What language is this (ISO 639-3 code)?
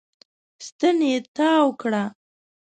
pus